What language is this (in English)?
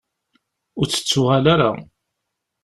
Kabyle